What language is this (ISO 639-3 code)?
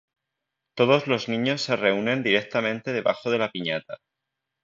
spa